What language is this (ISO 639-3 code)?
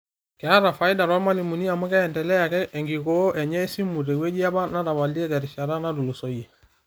mas